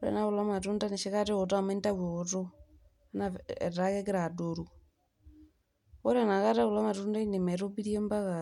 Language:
Masai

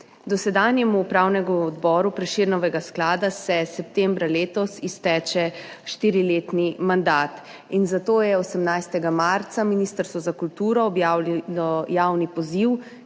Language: Slovenian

